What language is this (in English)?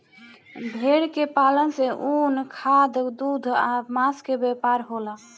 Bhojpuri